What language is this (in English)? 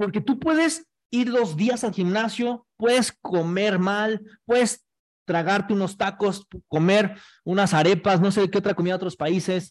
Spanish